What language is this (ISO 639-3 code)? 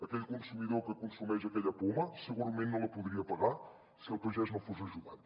cat